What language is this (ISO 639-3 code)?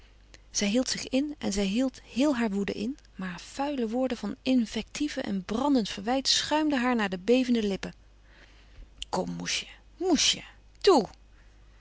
nld